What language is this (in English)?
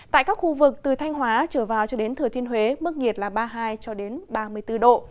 Vietnamese